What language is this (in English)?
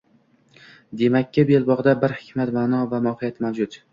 Uzbek